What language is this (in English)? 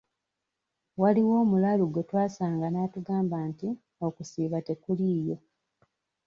Ganda